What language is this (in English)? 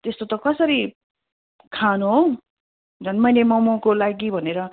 Nepali